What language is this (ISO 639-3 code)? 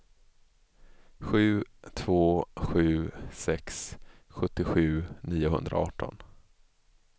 swe